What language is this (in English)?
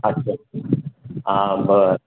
Marathi